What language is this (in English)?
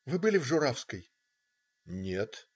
Russian